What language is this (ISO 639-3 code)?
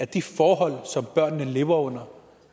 dan